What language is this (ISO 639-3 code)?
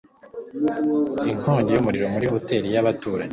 kin